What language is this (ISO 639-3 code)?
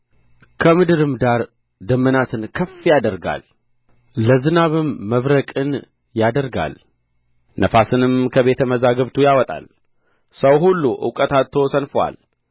amh